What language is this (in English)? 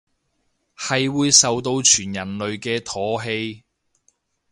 Cantonese